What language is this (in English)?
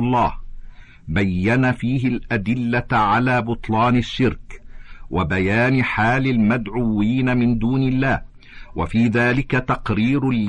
Arabic